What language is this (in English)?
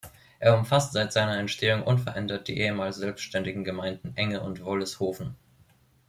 German